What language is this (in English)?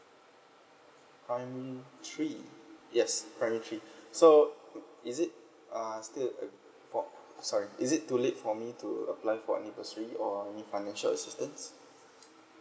English